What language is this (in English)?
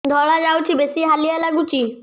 Odia